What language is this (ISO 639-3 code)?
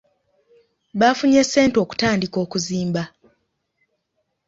lug